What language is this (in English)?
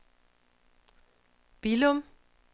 Danish